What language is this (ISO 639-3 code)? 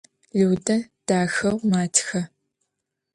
ady